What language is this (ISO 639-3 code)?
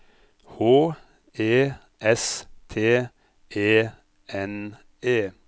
nor